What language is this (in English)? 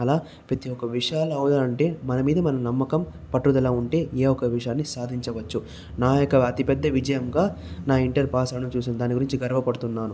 Telugu